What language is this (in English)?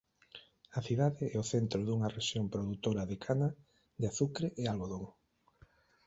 Galician